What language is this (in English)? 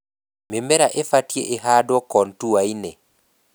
Kikuyu